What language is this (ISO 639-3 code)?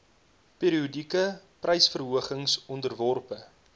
afr